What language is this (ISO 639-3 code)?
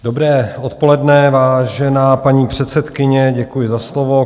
ces